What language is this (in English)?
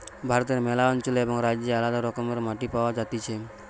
Bangla